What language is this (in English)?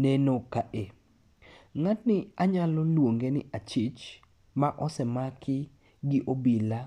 Luo (Kenya and Tanzania)